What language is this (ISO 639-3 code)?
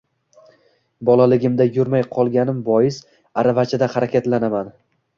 uzb